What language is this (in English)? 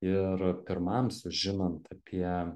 Lithuanian